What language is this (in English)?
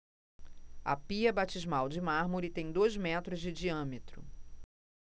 Portuguese